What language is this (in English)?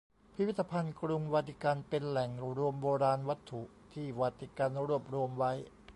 Thai